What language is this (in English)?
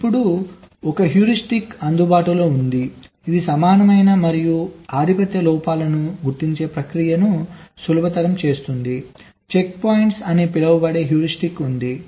Telugu